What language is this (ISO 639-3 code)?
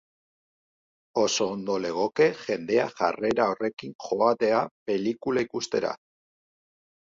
eus